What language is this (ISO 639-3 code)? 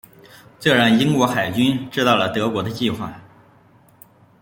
zho